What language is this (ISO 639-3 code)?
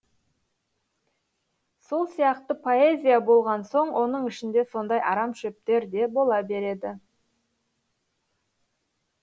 kaz